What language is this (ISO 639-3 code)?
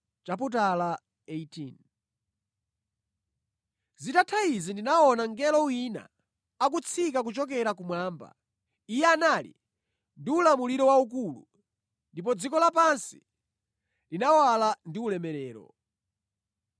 nya